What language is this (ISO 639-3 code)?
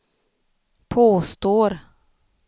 swe